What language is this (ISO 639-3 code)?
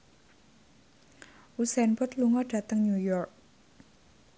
jav